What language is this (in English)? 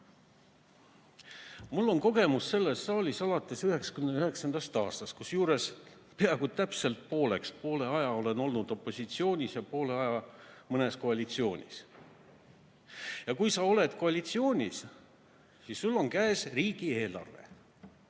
Estonian